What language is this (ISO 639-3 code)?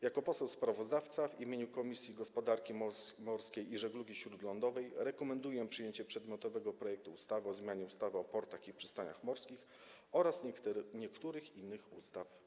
pol